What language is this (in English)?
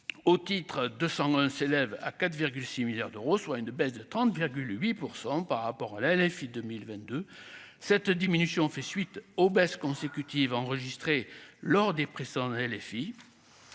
French